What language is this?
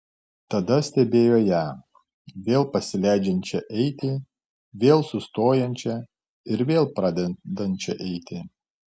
Lithuanian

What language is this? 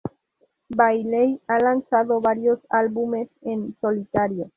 Spanish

